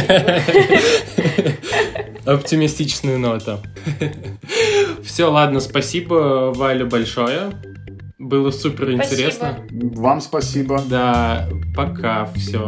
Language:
Russian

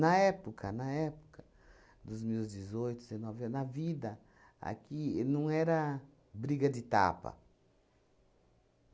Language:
Portuguese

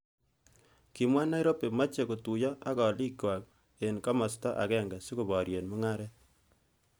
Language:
Kalenjin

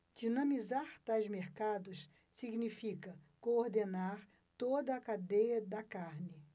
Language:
Portuguese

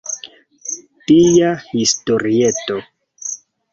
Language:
Esperanto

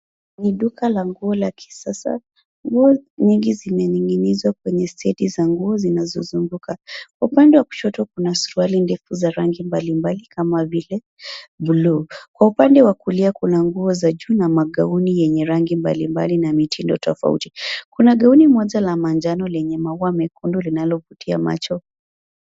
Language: Swahili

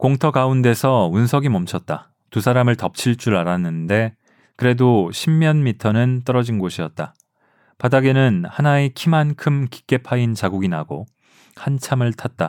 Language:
Korean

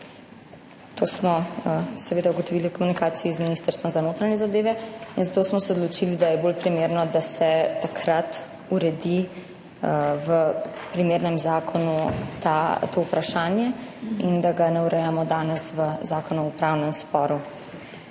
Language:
Slovenian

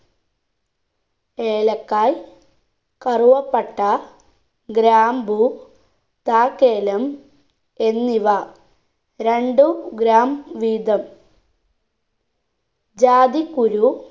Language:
Malayalam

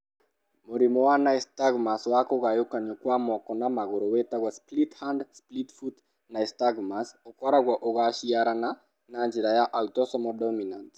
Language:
Kikuyu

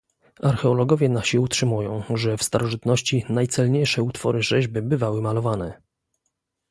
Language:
Polish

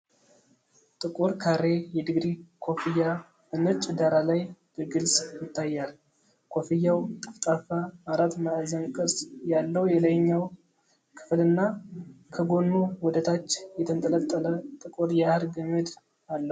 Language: Amharic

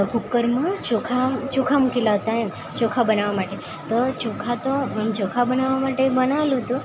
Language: Gujarati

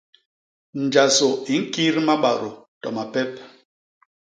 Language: Basaa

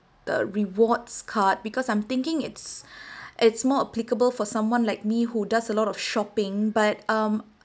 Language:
English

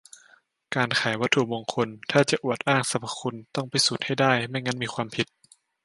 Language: Thai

